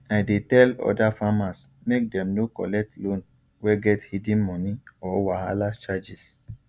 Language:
Nigerian Pidgin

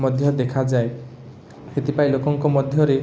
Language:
Odia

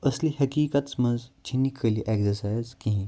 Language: Kashmiri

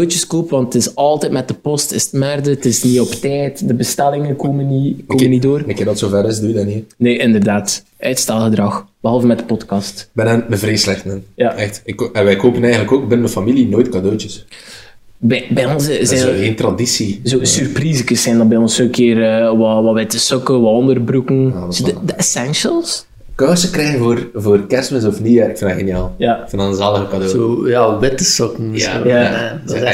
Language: Dutch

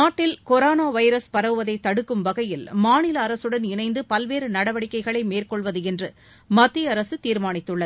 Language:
Tamil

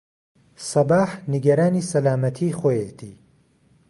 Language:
Central Kurdish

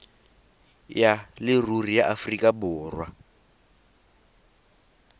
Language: Tswana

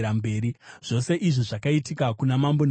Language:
Shona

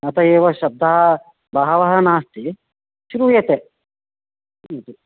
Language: Sanskrit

